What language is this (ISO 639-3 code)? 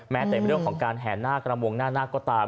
tha